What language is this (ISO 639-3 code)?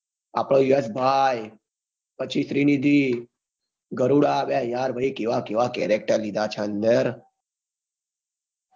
guj